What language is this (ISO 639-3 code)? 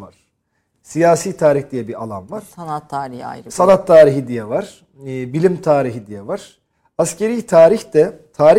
tur